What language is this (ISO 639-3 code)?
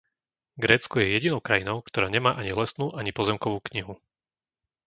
slk